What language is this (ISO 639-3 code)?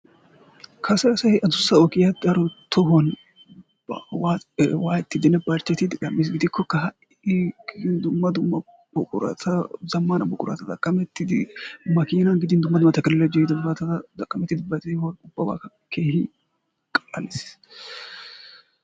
wal